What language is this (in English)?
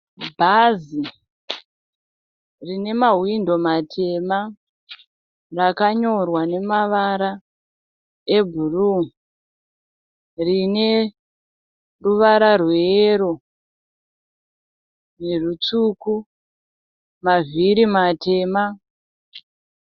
Shona